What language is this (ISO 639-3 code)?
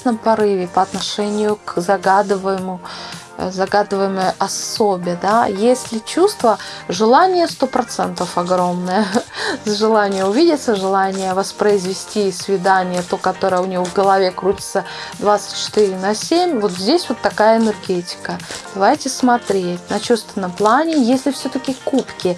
rus